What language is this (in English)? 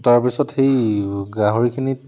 Assamese